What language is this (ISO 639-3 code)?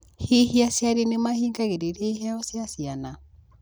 kik